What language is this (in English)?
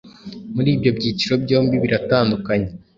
Kinyarwanda